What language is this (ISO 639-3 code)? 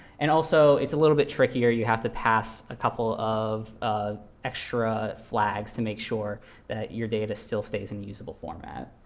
eng